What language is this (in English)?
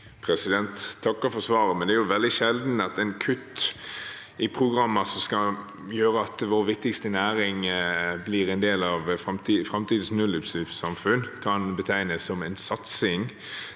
Norwegian